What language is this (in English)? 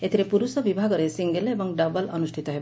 Odia